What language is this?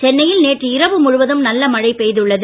Tamil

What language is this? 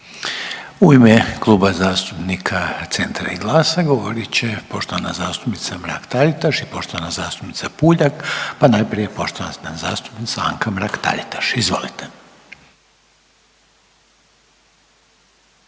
Croatian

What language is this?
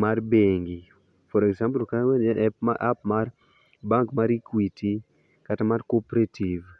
Luo (Kenya and Tanzania)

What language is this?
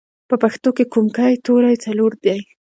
Pashto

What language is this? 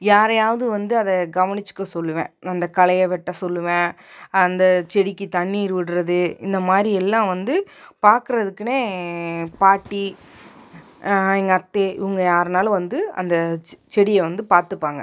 Tamil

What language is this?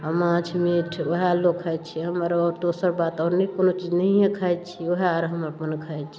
Maithili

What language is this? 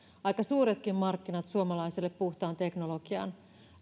Finnish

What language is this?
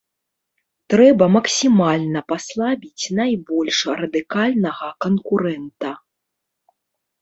Belarusian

